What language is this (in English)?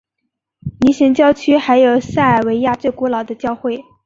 Chinese